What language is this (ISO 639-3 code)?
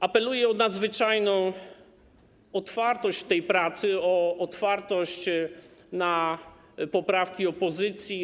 pol